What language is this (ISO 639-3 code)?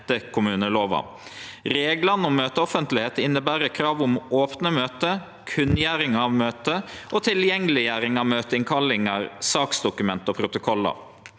nor